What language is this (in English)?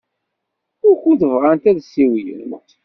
Kabyle